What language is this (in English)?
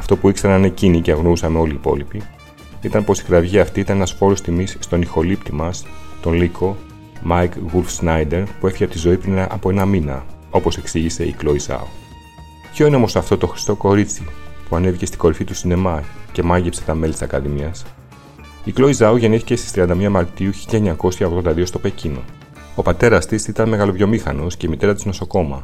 Greek